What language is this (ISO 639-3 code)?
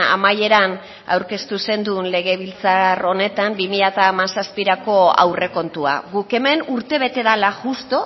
eus